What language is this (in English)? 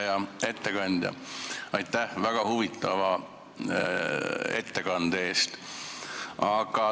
Estonian